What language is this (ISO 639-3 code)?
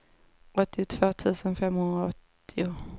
swe